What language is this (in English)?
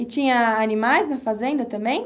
Portuguese